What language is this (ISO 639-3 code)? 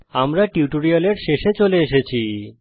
ben